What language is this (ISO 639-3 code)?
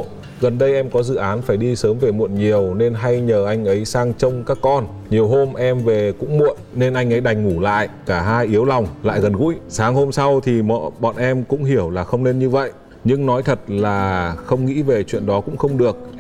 vie